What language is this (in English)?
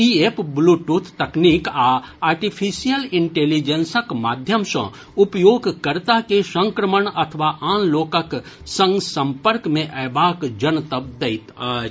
Maithili